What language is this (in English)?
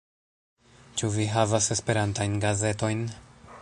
Esperanto